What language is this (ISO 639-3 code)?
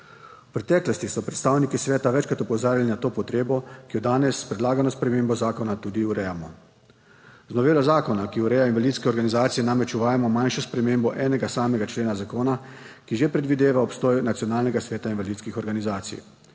slv